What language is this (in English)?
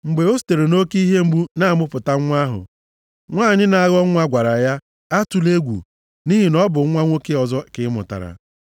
Igbo